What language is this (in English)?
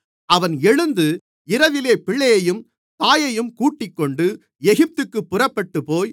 Tamil